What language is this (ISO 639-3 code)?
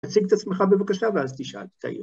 heb